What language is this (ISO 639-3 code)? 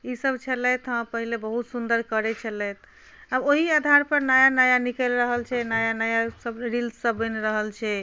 mai